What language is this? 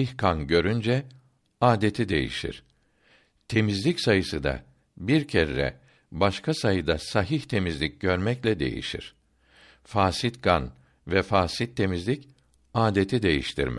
Turkish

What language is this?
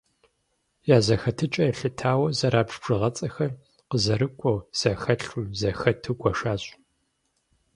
Kabardian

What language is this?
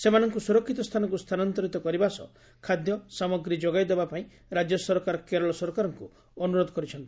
Odia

